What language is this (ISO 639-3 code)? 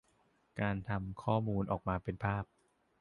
tha